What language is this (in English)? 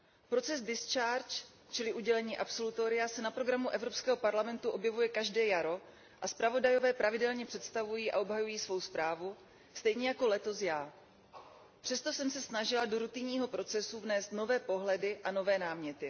Czech